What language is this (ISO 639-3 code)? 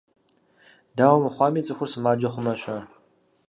kbd